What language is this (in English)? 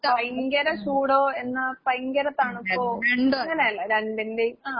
Malayalam